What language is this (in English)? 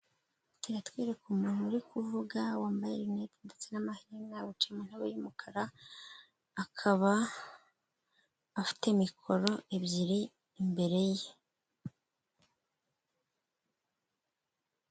Kinyarwanda